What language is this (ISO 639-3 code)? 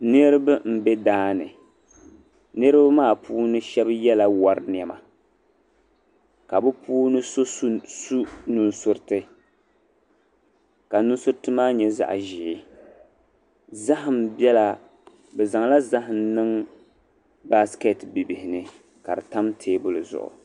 dag